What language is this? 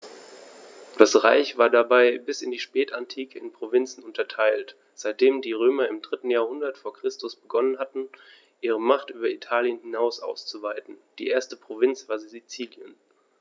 German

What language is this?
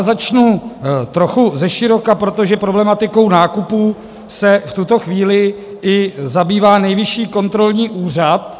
Czech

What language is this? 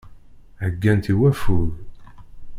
Kabyle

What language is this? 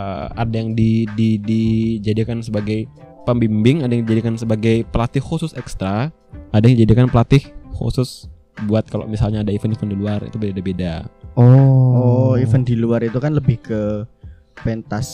Indonesian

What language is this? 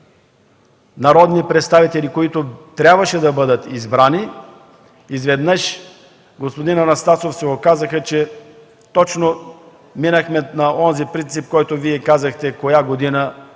Bulgarian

